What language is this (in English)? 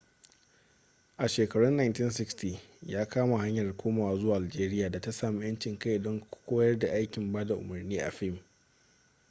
Hausa